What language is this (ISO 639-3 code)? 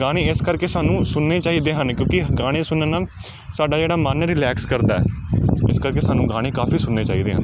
pan